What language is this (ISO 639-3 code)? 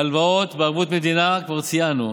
heb